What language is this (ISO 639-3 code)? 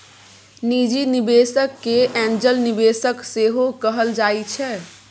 mai